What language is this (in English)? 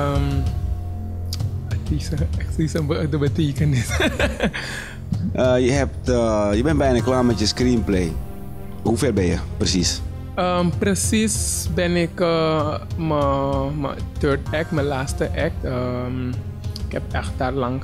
Dutch